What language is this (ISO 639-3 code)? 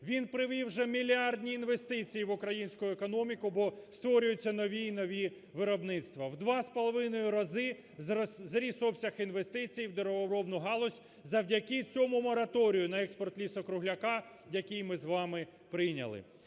ukr